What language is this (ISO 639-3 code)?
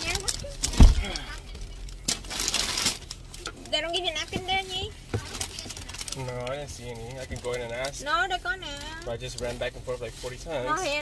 vie